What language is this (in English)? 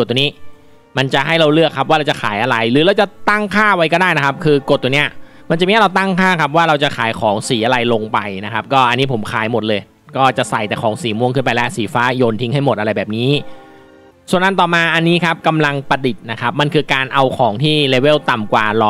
Thai